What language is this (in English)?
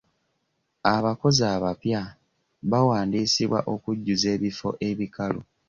Ganda